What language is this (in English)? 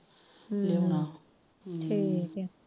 Punjabi